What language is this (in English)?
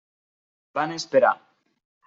Catalan